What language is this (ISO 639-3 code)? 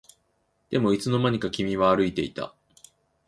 jpn